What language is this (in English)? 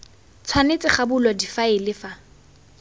Tswana